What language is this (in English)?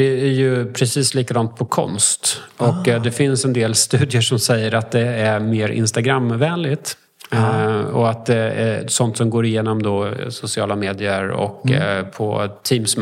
Swedish